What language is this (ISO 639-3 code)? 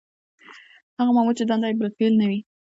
pus